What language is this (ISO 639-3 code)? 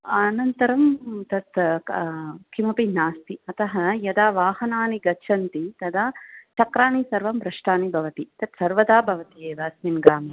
san